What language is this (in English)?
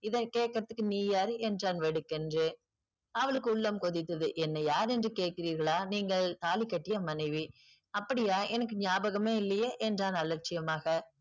Tamil